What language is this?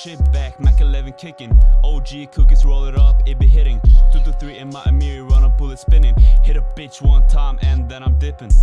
English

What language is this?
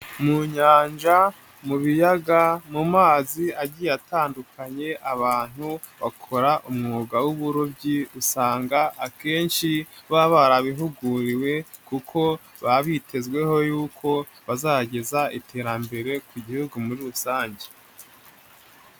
Kinyarwanda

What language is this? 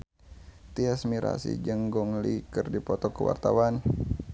Sundanese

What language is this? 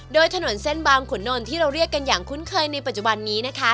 Thai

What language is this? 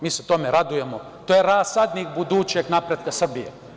Serbian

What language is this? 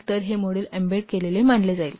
Marathi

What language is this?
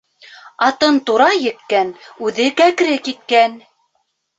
Bashkir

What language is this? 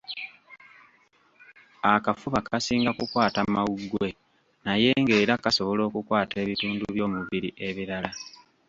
Ganda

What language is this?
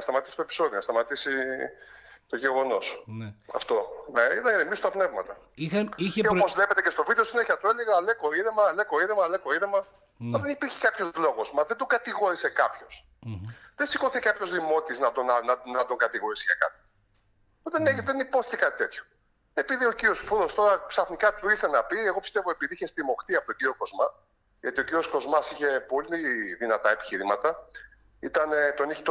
Greek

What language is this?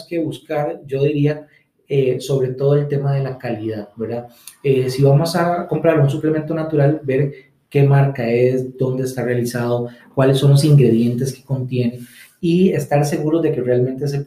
Spanish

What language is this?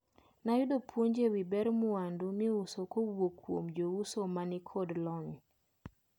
Luo (Kenya and Tanzania)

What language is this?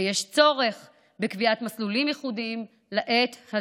Hebrew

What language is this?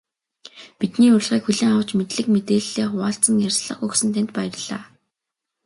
Mongolian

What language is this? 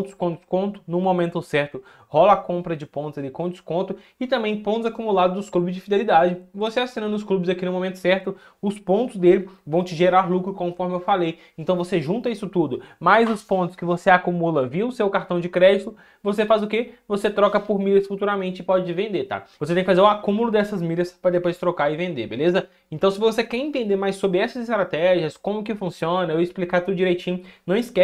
Portuguese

